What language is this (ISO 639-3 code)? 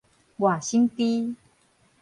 nan